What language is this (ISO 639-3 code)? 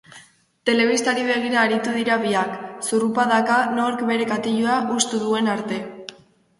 eus